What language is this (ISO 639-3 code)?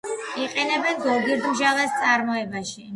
kat